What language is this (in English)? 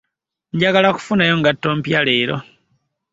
Ganda